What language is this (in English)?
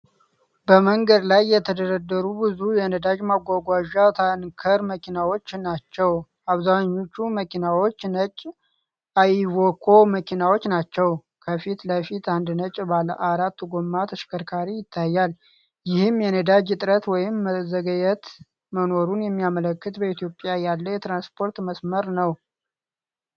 Amharic